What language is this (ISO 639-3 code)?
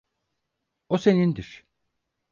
tur